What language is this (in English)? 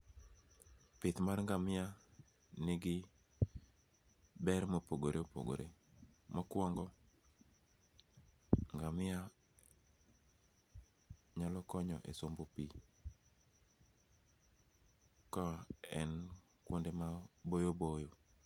Luo (Kenya and Tanzania)